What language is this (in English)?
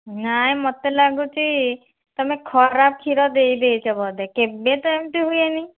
Odia